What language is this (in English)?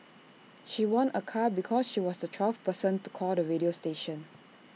English